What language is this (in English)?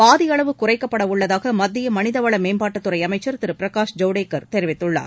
Tamil